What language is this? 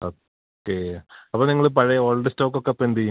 Malayalam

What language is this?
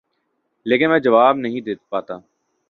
Urdu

